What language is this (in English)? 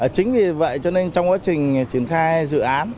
Vietnamese